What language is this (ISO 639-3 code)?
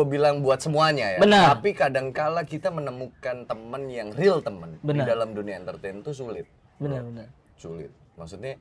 ind